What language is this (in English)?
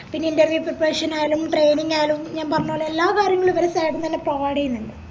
Malayalam